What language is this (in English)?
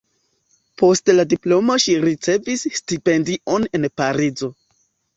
Esperanto